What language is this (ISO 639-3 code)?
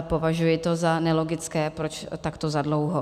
ces